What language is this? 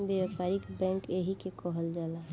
Bhojpuri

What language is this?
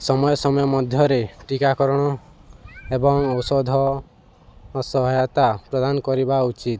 Odia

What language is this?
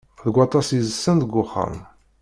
Kabyle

